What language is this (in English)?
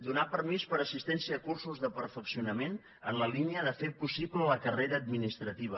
Catalan